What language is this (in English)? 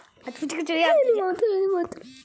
Kannada